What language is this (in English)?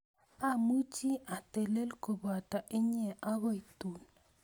Kalenjin